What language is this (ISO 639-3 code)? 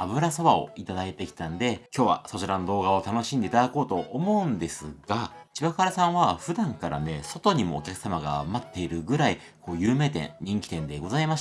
jpn